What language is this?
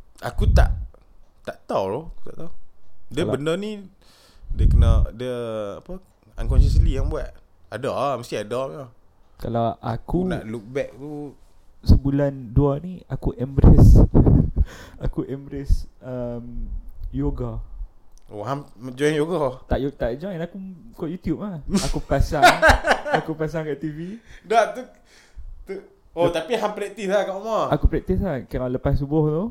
Malay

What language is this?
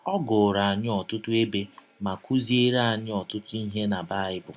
Igbo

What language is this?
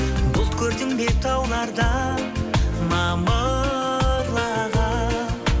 Kazakh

